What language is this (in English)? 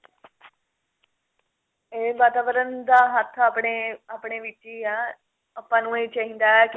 Punjabi